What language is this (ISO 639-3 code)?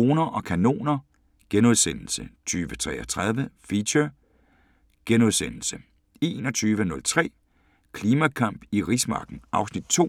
dan